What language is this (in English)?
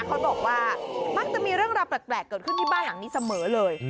Thai